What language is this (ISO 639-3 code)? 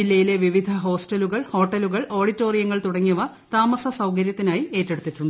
mal